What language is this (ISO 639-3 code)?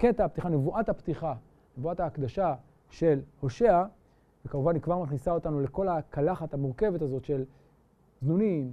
heb